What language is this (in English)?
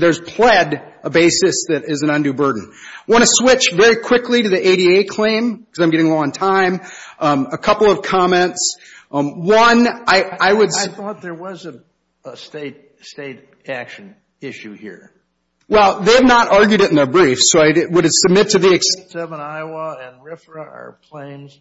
English